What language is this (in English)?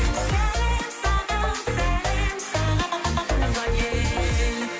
Kazakh